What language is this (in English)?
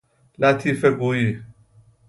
Persian